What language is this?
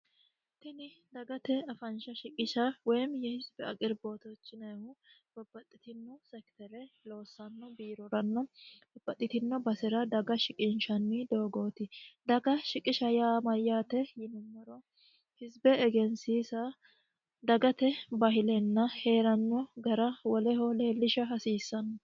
Sidamo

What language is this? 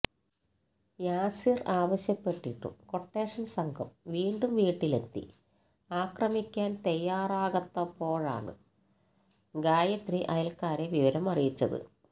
Malayalam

